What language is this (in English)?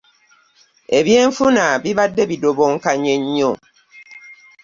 Ganda